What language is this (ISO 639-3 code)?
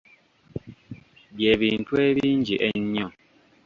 lug